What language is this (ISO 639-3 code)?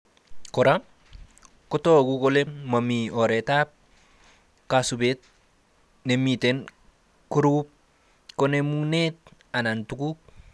kln